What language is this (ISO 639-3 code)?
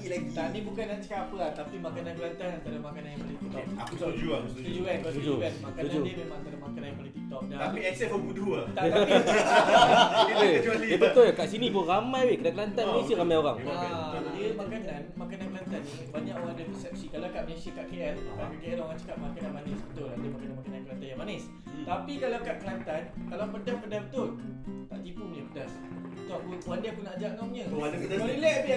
msa